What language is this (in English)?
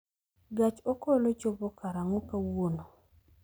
Luo (Kenya and Tanzania)